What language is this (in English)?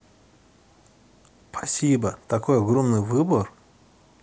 Russian